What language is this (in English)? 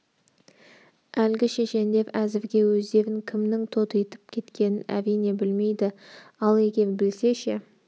Kazakh